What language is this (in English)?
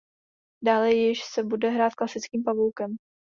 Czech